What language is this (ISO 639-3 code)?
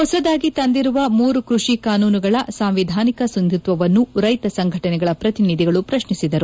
kan